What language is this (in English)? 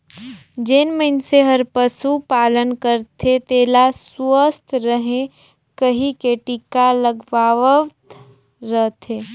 Chhattisgarhi